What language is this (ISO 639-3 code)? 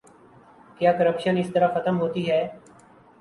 urd